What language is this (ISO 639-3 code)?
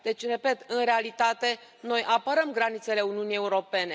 ron